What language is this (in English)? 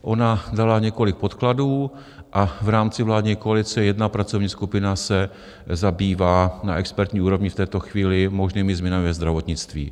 Czech